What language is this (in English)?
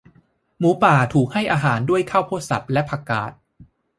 Thai